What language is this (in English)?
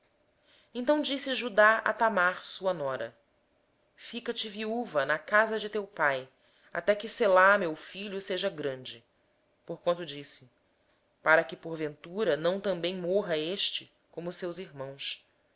Portuguese